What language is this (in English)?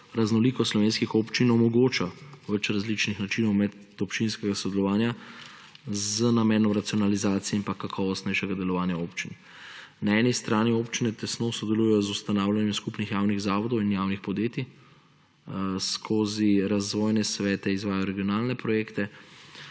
Slovenian